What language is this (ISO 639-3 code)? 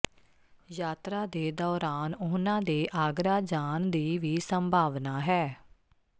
pan